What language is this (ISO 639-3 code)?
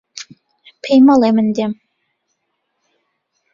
ckb